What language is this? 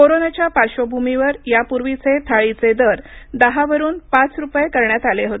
Marathi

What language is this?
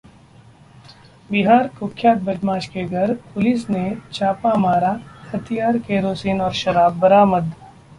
Hindi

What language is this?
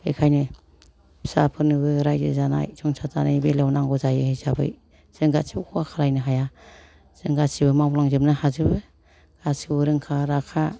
Bodo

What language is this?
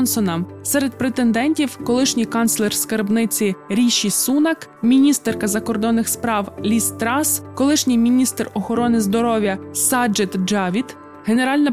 Ukrainian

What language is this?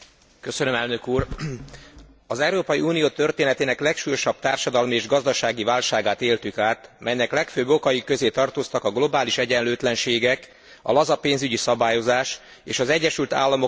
Hungarian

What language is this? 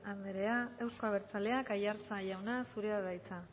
Basque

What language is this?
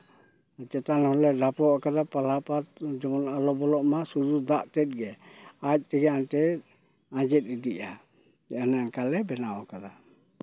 Santali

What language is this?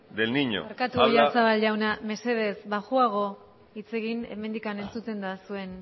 Basque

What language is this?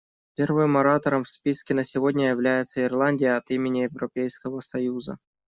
Russian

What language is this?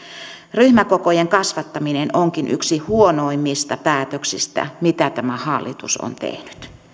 Finnish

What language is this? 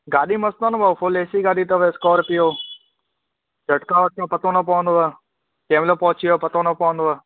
Sindhi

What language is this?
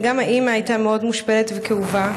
Hebrew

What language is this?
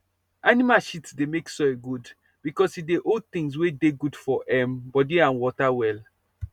Nigerian Pidgin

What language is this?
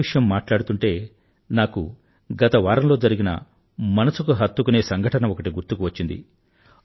Telugu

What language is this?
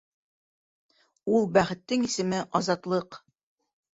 Bashkir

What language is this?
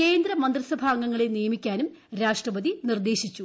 Malayalam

